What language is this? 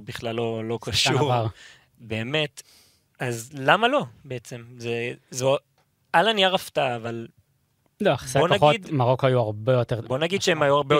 Hebrew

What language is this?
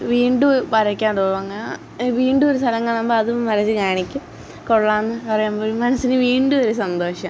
Malayalam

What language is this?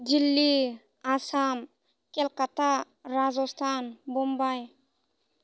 Bodo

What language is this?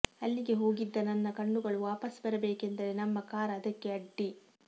Kannada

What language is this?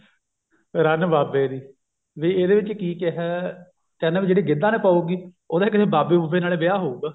Punjabi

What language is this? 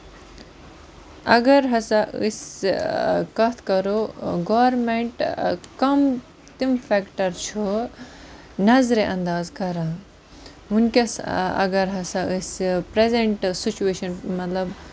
Kashmiri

